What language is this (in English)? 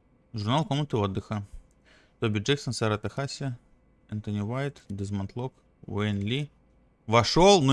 Russian